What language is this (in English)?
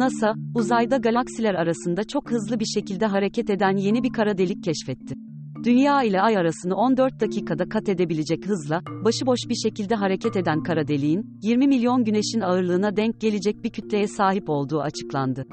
Turkish